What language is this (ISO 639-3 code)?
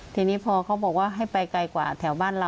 tha